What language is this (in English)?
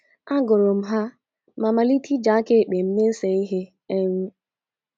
Igbo